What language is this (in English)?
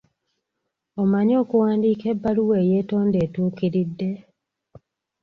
Ganda